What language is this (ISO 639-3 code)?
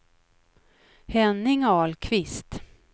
swe